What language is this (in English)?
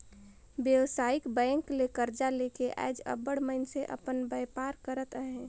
Chhattisgarhi